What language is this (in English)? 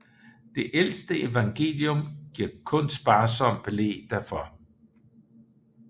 Danish